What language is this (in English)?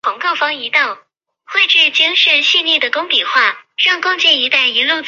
Chinese